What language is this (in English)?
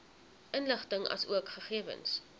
Afrikaans